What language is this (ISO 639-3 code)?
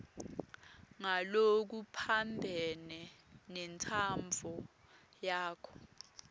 ssw